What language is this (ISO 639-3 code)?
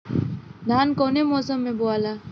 bho